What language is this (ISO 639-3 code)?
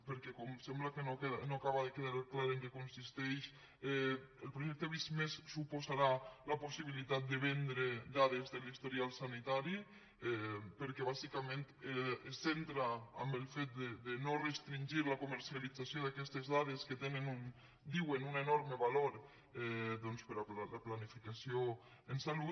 cat